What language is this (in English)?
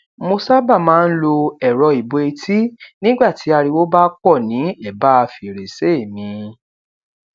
Yoruba